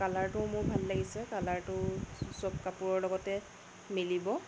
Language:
Assamese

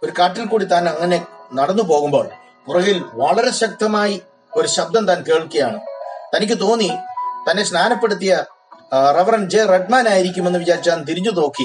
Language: Malayalam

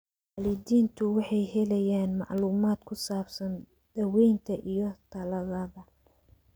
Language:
Somali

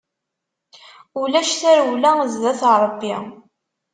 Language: Kabyle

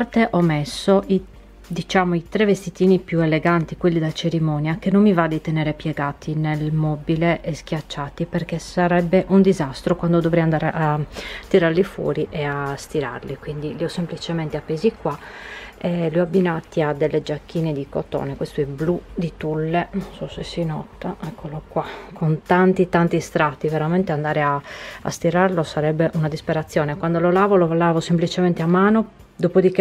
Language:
Italian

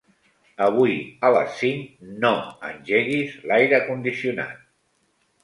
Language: Catalan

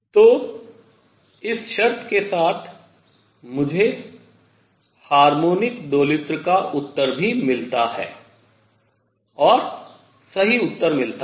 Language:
Hindi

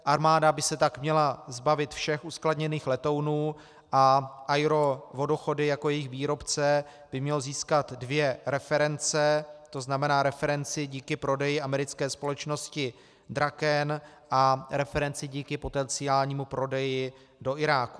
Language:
Czech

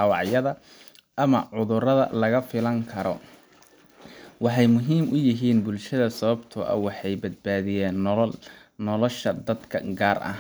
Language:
Somali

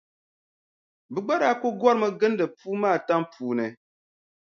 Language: Dagbani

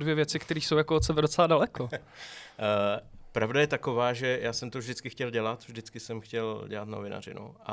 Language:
Czech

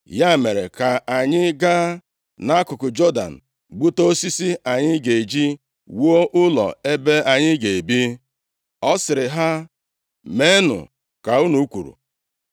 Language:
Igbo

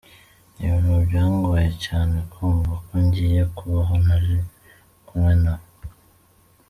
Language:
Kinyarwanda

